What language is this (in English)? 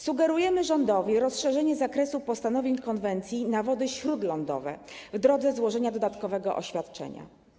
Polish